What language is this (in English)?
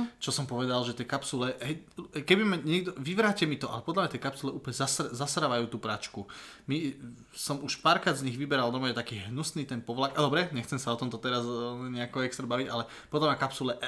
Slovak